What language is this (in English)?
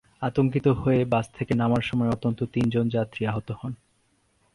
Bangla